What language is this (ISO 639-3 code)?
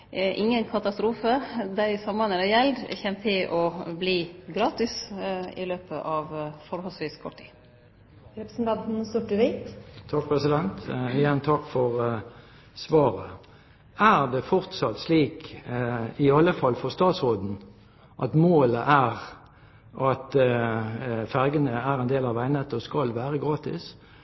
nor